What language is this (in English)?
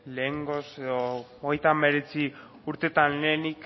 Basque